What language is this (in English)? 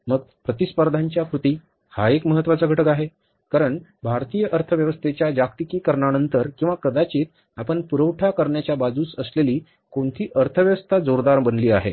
Marathi